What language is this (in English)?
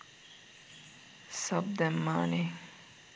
Sinhala